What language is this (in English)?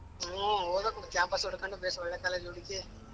Kannada